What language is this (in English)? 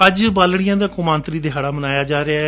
Punjabi